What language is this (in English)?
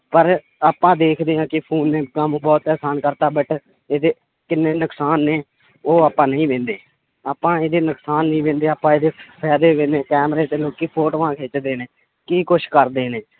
Punjabi